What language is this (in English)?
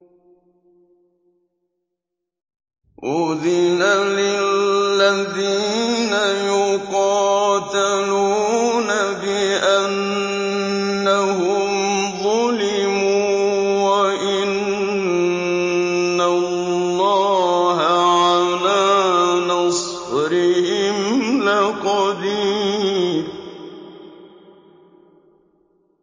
Arabic